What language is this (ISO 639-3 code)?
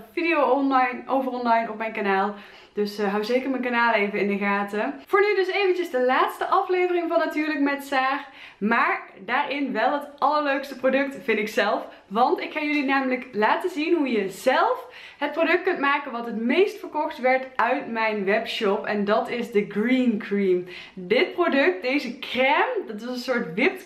nld